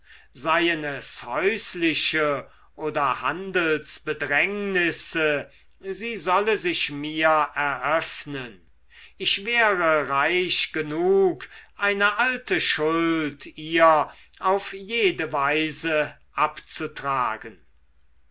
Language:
German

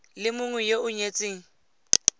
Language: Tswana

